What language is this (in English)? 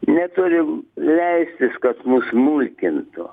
Lithuanian